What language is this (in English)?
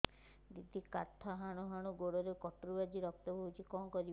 Odia